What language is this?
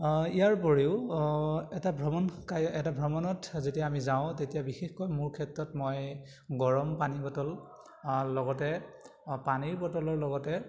Assamese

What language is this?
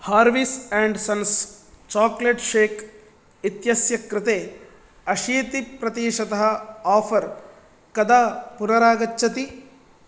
Sanskrit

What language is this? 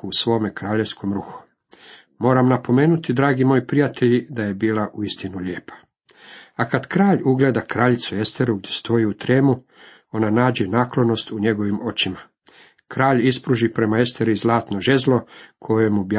Croatian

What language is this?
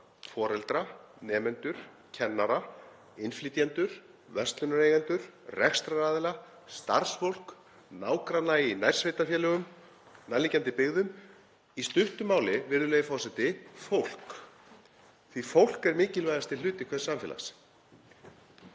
Icelandic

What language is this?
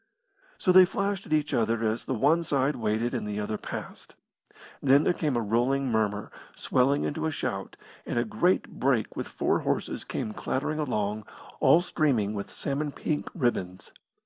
English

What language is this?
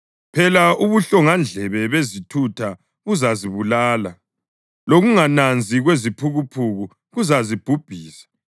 North Ndebele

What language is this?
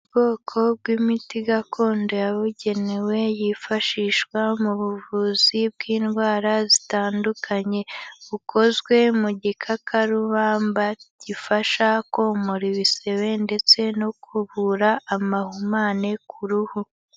Kinyarwanda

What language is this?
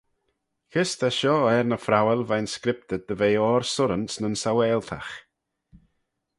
Manx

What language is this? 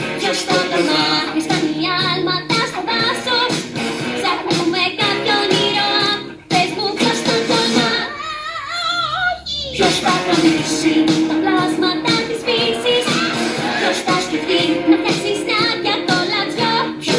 Greek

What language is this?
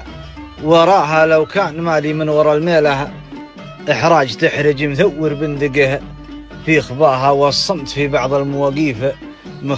Arabic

